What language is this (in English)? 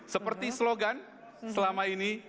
Indonesian